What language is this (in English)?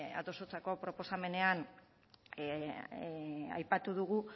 Basque